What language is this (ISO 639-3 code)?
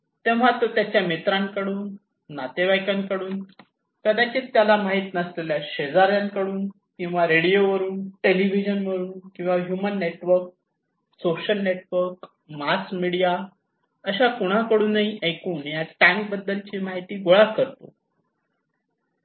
mar